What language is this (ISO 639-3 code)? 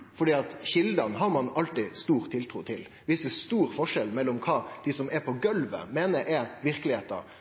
nno